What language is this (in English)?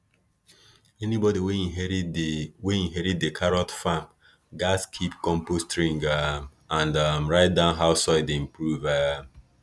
Nigerian Pidgin